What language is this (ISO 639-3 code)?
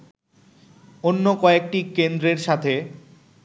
ben